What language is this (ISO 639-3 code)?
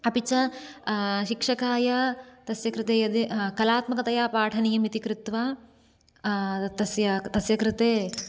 san